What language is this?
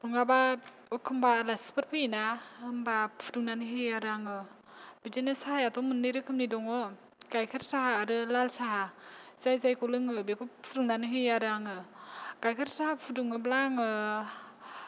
Bodo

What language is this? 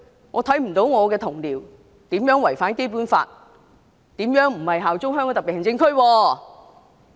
Cantonese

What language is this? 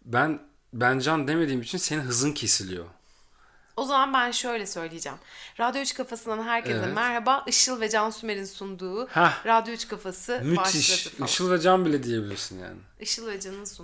Turkish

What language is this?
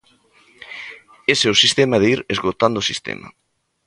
Galician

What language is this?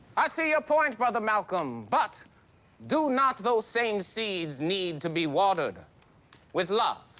English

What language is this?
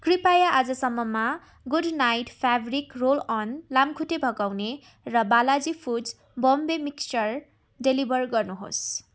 Nepali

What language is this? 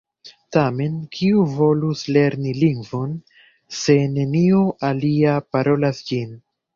Esperanto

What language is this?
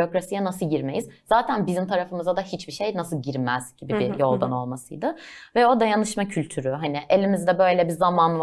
Turkish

